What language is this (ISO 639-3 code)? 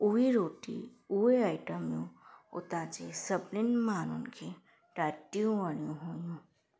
snd